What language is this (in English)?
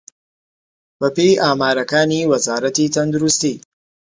Central Kurdish